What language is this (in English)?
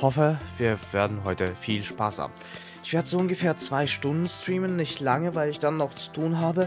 German